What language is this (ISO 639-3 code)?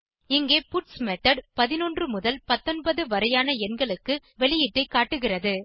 tam